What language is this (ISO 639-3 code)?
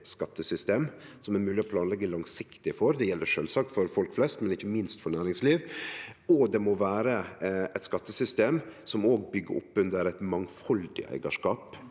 nor